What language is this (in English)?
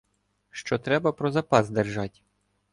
Ukrainian